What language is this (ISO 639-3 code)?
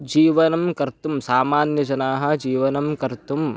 san